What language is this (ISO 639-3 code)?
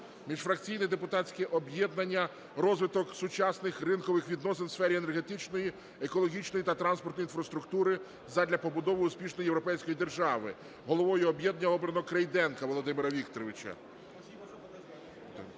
ukr